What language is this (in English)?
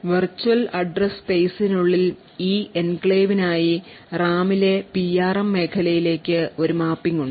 Malayalam